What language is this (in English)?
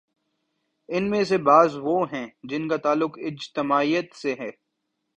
Urdu